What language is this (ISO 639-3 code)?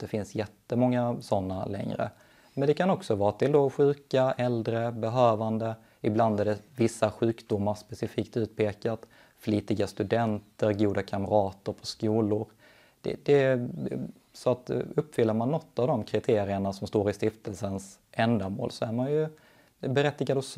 swe